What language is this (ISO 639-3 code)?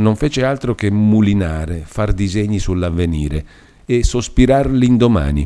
ita